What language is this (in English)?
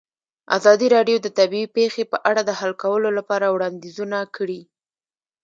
Pashto